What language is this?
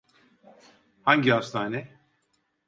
Turkish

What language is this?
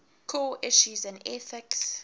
English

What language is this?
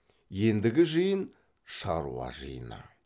Kazakh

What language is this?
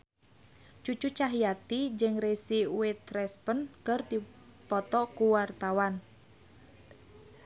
Sundanese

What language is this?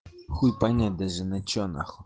Russian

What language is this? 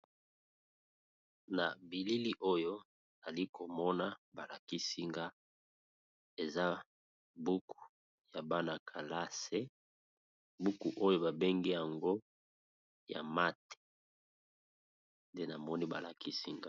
Lingala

